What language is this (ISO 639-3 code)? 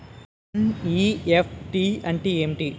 tel